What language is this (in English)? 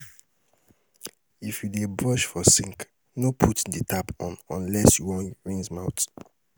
Nigerian Pidgin